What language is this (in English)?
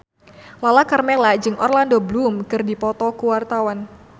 Sundanese